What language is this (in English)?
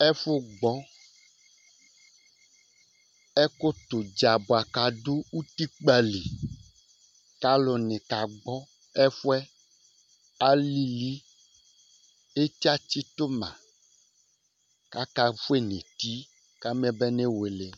Ikposo